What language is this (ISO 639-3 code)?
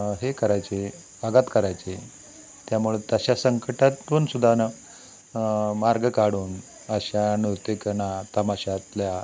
mar